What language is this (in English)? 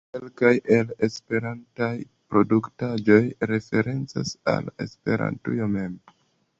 Esperanto